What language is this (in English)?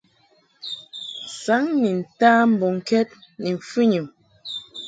Mungaka